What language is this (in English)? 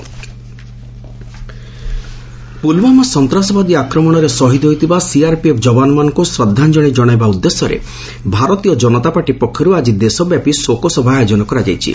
Odia